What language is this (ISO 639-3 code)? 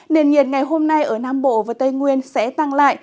vie